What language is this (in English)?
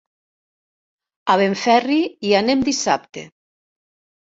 Catalan